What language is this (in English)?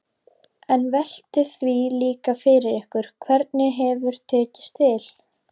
Icelandic